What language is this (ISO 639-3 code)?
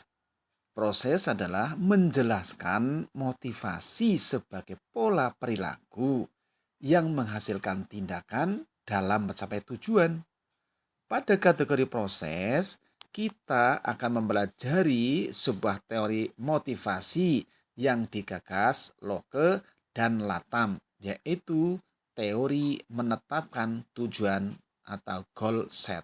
ind